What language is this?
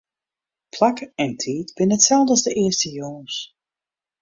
Western Frisian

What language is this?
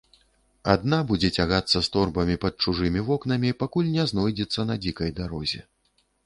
Belarusian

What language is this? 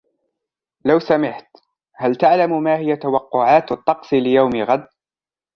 Arabic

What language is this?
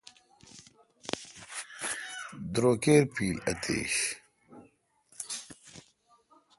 Kalkoti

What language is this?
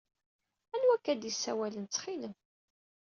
Kabyle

